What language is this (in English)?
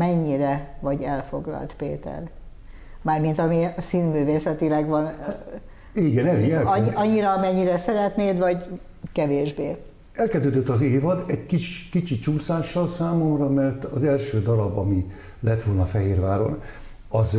Hungarian